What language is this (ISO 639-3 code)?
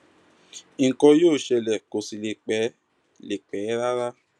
yor